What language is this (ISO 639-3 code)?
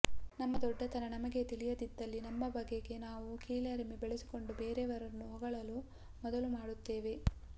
kan